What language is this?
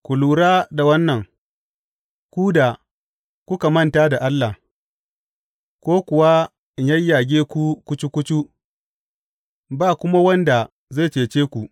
Hausa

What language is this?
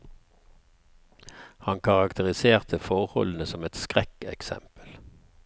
Norwegian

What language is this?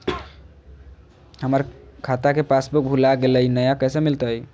Magahi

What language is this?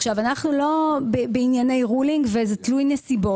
Hebrew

